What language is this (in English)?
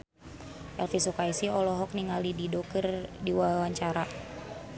Sundanese